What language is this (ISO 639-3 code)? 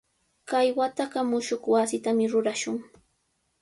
qws